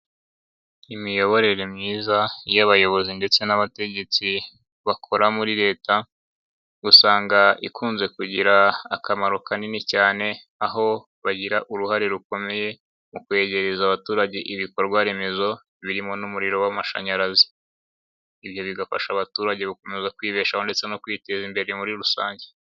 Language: Kinyarwanda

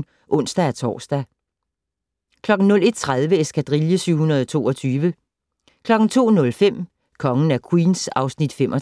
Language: Danish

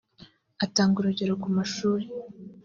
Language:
Kinyarwanda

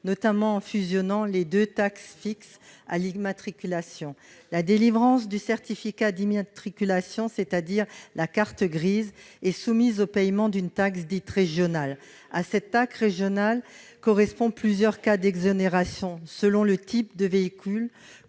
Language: French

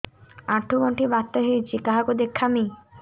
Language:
Odia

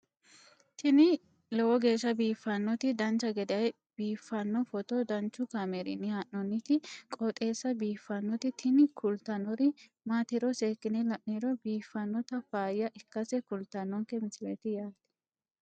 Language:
Sidamo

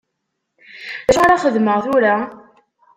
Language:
Kabyle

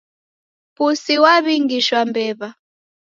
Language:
Taita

